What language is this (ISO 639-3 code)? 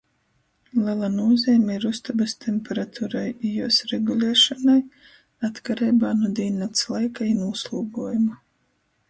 ltg